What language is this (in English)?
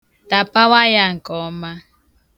Igbo